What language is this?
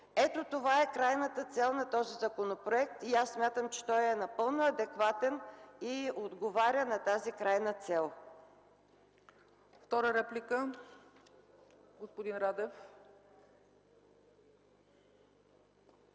Bulgarian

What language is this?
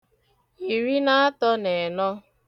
Igbo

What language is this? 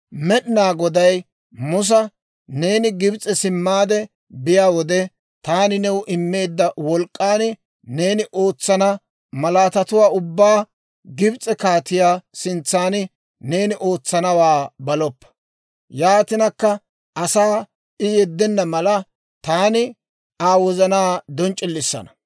Dawro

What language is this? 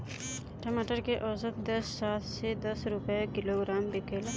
Bhojpuri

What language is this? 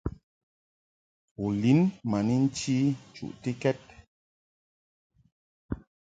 Mungaka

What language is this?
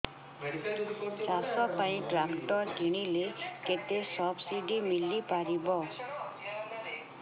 Odia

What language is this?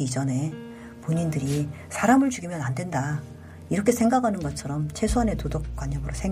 Korean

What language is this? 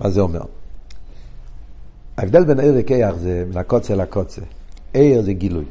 Hebrew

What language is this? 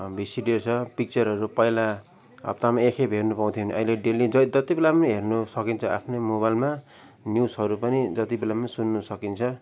Nepali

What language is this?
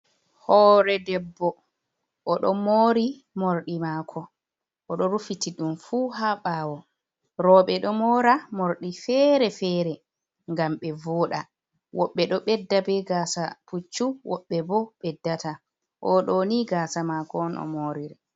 Fula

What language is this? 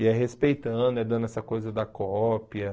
Portuguese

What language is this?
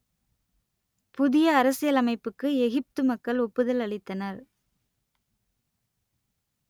Tamil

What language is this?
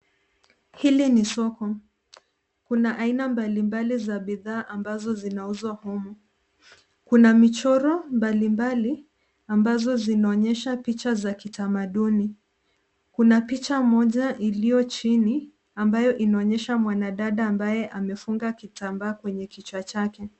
Swahili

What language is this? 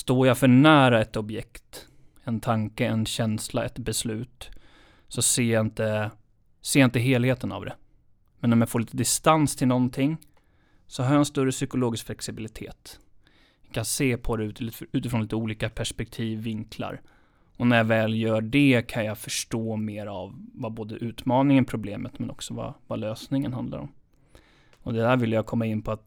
Swedish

